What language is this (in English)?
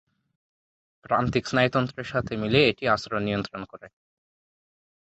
Bangla